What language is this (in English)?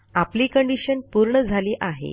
Marathi